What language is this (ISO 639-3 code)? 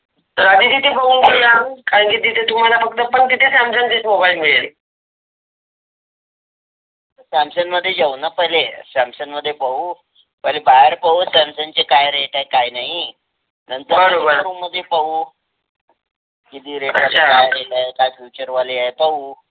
mar